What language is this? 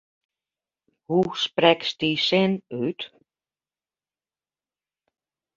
Western Frisian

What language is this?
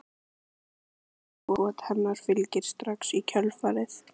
Icelandic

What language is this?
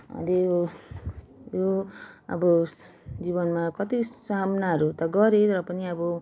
Nepali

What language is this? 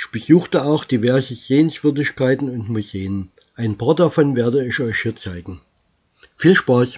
German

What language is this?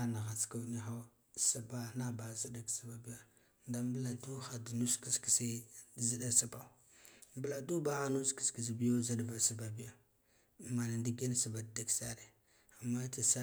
Guduf-Gava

